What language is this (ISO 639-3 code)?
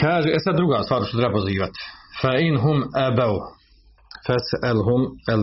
hrv